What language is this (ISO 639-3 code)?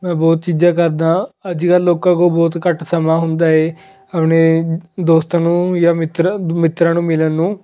pan